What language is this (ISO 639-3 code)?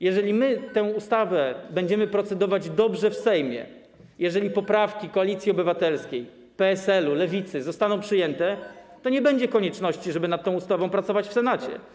pol